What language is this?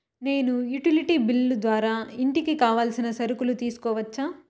Telugu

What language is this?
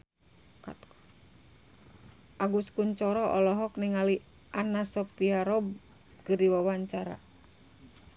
Sundanese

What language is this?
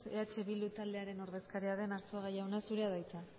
Basque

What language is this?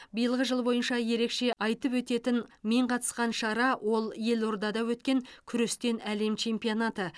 Kazakh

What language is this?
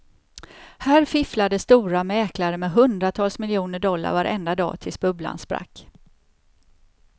Swedish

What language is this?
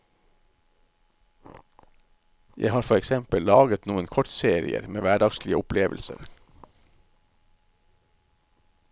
Norwegian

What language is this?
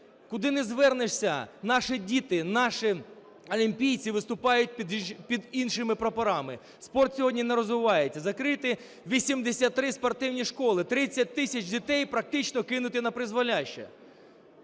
Ukrainian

